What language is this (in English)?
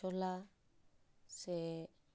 Santali